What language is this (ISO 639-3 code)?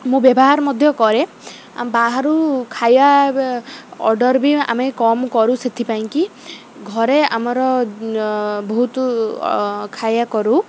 ori